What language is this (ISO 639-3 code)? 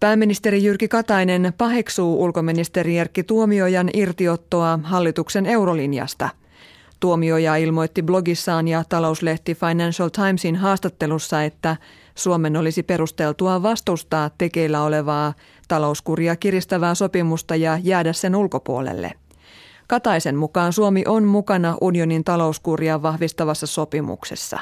fin